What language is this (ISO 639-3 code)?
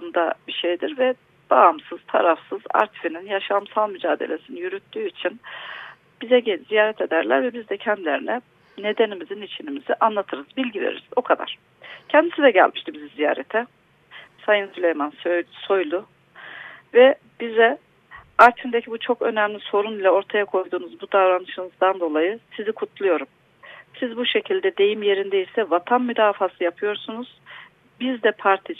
tur